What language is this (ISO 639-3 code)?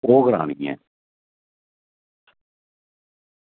doi